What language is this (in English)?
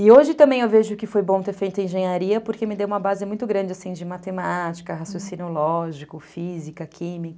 Portuguese